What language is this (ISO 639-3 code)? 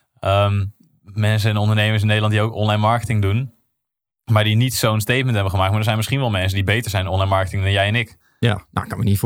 nld